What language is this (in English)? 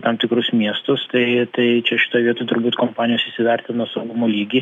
Lithuanian